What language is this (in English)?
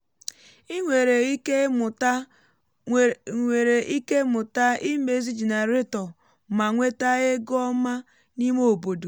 Igbo